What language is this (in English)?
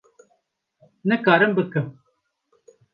Kurdish